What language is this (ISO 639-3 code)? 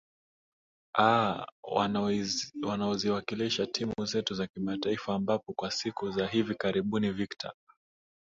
swa